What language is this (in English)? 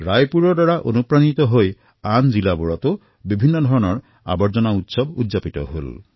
Assamese